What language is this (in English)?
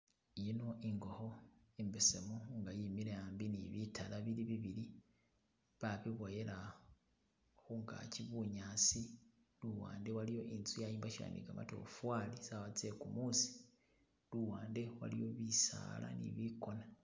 Masaaba